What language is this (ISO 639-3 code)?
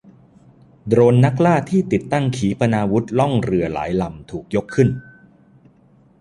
tha